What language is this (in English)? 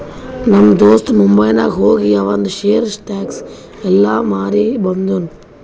Kannada